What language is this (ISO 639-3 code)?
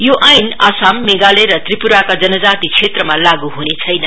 nep